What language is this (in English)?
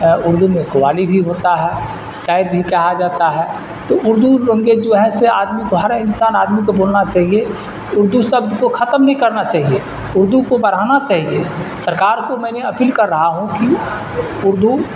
Urdu